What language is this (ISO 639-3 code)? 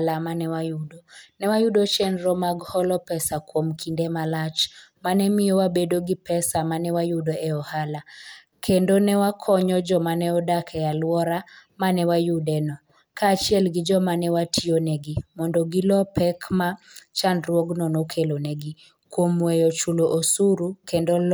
luo